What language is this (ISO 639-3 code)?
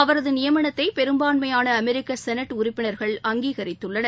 tam